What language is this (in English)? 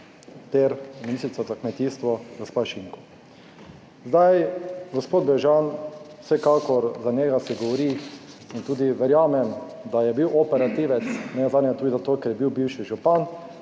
Slovenian